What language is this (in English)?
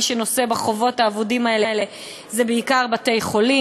Hebrew